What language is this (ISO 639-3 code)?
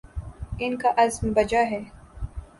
urd